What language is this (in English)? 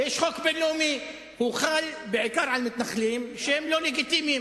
Hebrew